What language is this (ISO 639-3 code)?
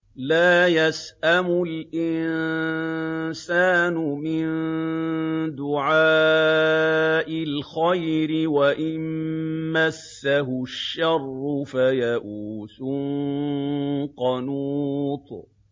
ara